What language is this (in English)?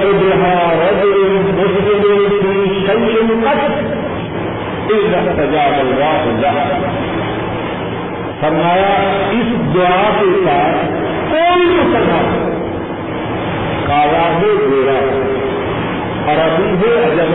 Urdu